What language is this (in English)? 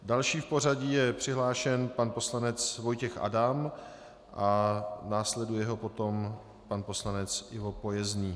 Czech